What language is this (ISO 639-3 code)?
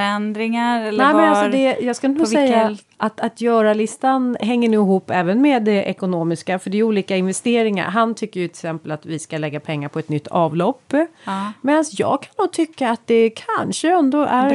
swe